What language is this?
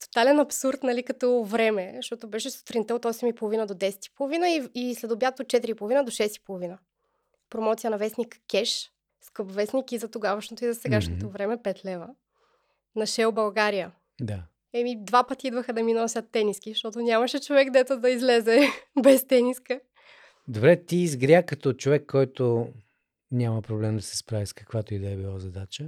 Bulgarian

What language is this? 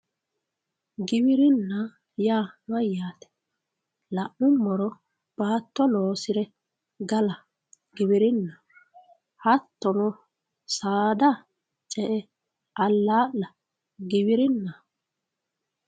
Sidamo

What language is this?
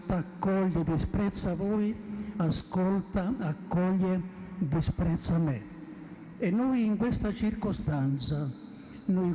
Italian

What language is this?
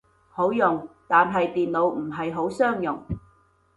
Cantonese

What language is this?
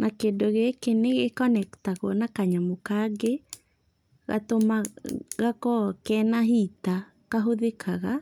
Kikuyu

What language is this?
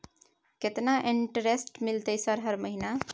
Maithili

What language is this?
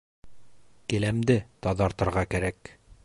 Bashkir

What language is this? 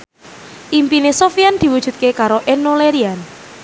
Javanese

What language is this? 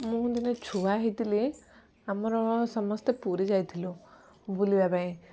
Odia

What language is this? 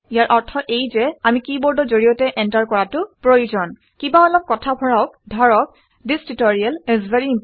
Assamese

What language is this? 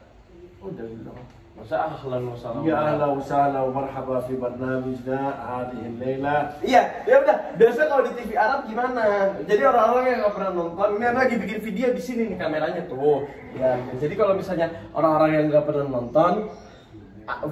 Indonesian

